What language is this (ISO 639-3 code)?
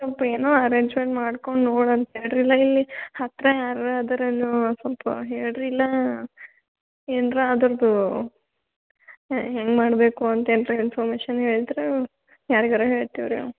kan